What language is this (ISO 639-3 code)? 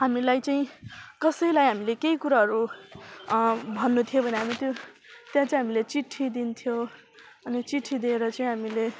nep